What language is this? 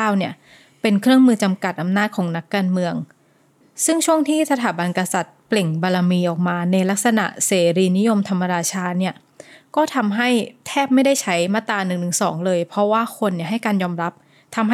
Thai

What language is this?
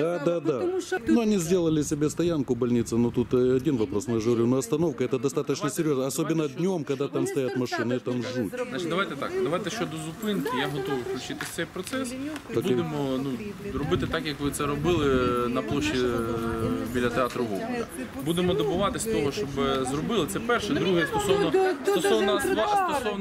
Russian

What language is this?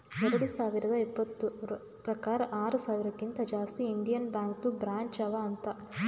Kannada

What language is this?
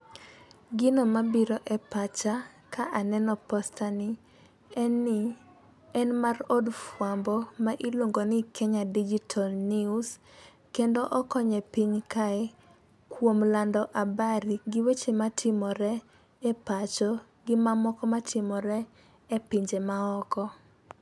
Luo (Kenya and Tanzania)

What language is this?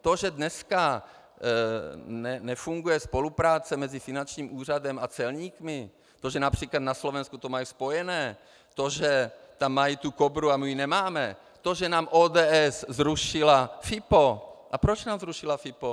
Czech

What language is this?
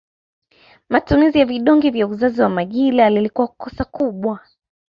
Swahili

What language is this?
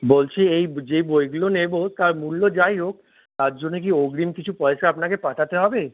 Bangla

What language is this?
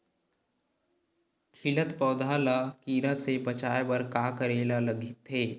Chhattisgarhi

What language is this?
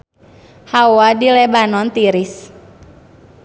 Sundanese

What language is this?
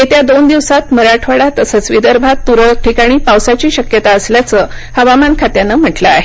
Marathi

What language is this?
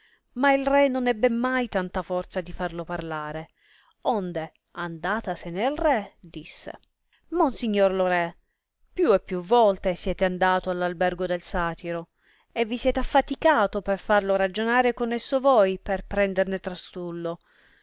Italian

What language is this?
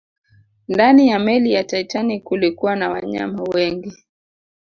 Swahili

